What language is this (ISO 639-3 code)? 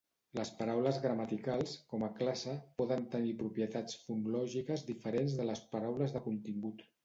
cat